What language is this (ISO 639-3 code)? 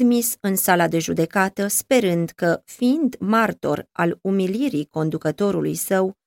ron